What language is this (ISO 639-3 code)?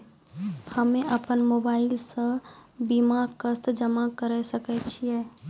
mai